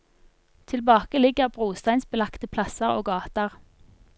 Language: Norwegian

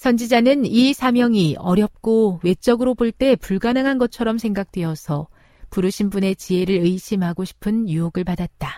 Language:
Korean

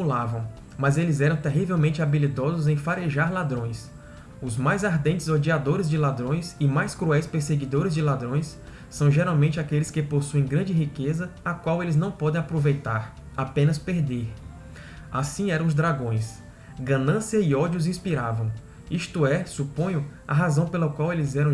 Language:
Portuguese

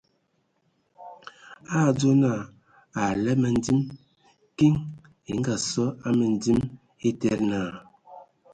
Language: Ewondo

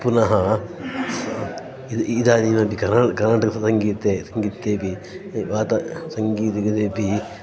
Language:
Sanskrit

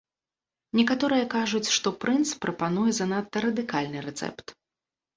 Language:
Belarusian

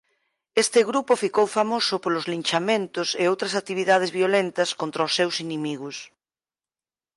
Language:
Galician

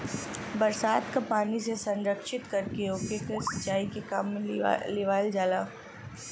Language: Bhojpuri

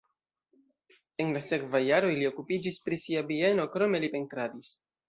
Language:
Esperanto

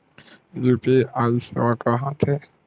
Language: Chhattisgarhi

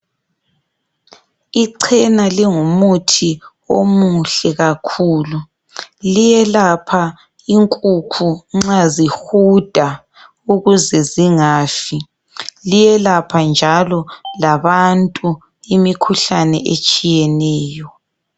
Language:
North Ndebele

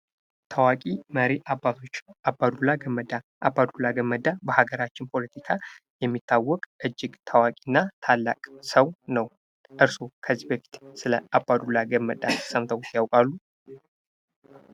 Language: Amharic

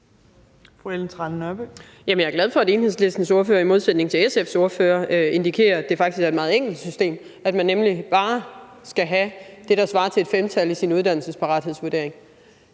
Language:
Danish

